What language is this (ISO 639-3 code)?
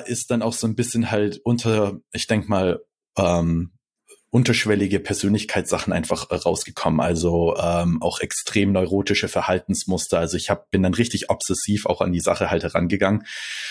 deu